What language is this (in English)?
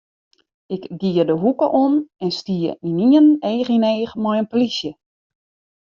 Western Frisian